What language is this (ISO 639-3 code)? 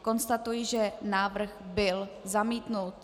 ces